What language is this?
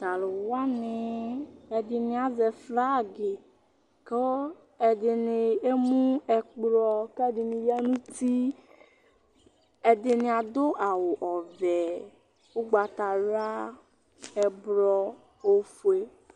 Ikposo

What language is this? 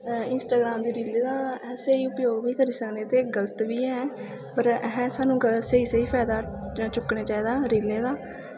Dogri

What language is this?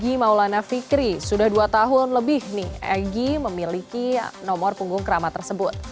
Indonesian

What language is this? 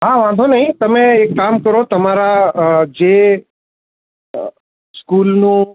Gujarati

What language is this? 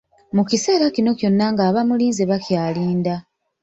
Ganda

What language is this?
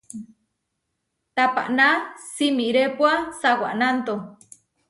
Huarijio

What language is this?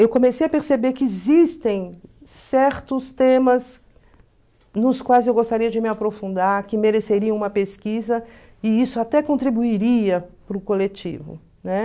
Portuguese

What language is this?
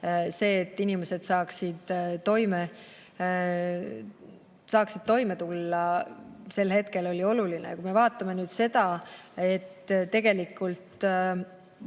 Estonian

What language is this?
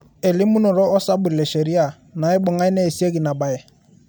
Masai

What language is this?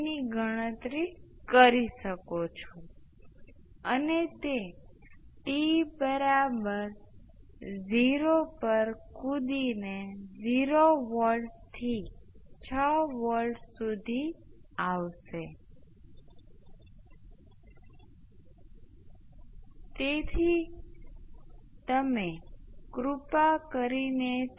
Gujarati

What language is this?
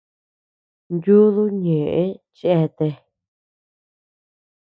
Tepeuxila Cuicatec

